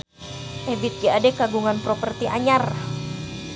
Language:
Sundanese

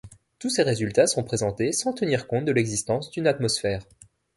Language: French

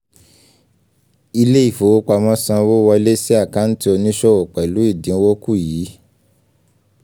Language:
Yoruba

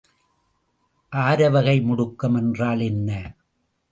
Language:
Tamil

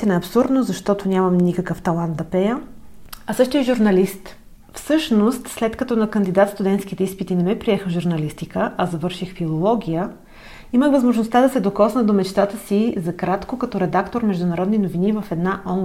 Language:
Bulgarian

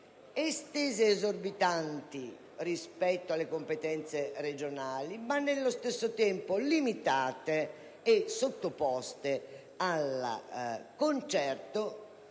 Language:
Italian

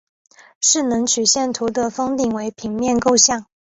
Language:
Chinese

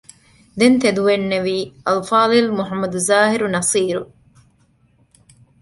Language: Divehi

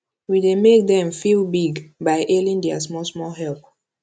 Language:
Nigerian Pidgin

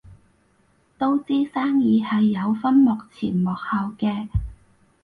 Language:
Cantonese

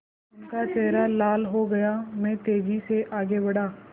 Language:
Hindi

